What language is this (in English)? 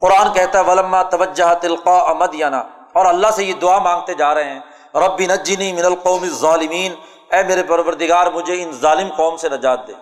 Urdu